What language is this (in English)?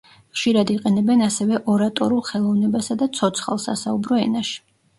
Georgian